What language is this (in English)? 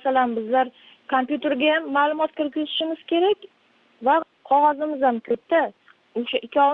Uzbek